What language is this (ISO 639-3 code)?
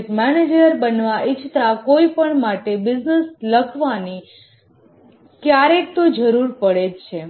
guj